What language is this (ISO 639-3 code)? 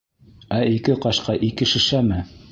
bak